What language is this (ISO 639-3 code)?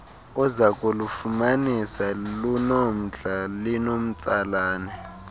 xho